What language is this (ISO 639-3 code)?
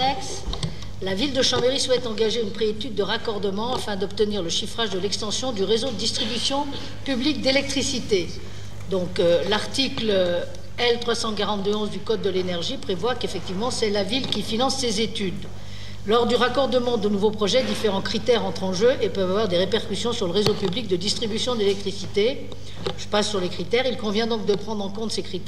fra